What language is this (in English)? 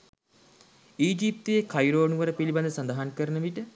Sinhala